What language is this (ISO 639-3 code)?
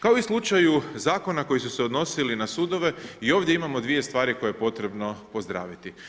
hrv